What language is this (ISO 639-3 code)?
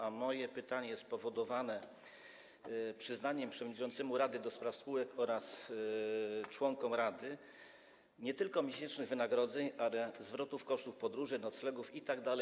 pol